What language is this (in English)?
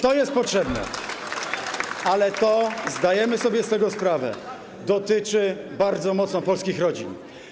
Polish